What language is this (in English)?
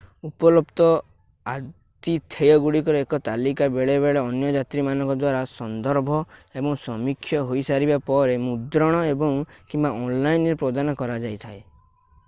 Odia